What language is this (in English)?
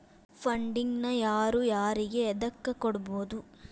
Kannada